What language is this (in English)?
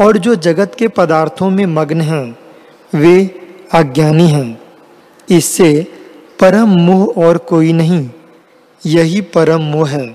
Hindi